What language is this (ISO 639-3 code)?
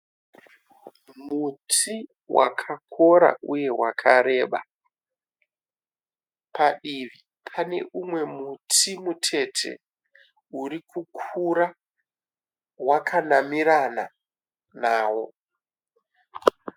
sna